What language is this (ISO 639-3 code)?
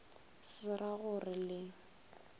nso